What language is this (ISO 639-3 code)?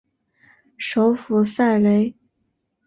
zho